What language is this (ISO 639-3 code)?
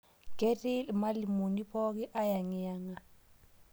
mas